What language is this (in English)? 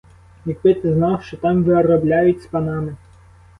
Ukrainian